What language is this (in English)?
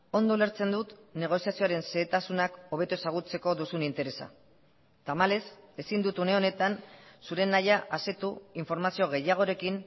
Basque